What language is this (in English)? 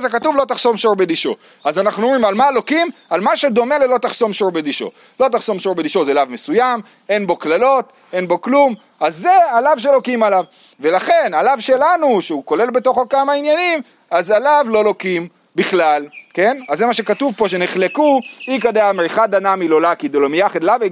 Hebrew